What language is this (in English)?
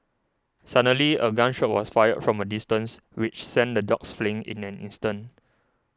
English